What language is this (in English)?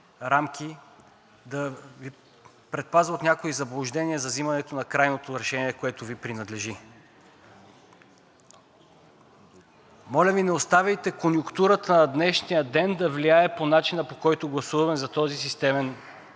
Bulgarian